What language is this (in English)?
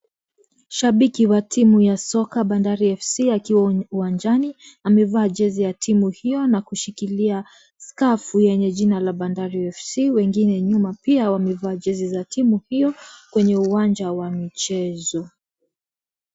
Swahili